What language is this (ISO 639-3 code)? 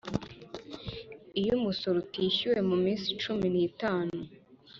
kin